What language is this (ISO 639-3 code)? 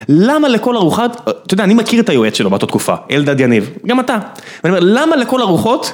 heb